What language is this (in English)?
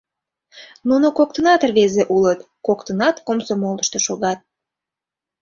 Mari